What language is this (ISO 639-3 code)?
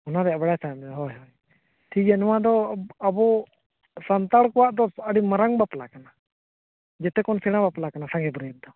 sat